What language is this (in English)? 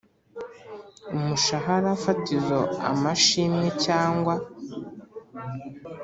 Kinyarwanda